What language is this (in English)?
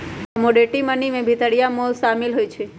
Magahi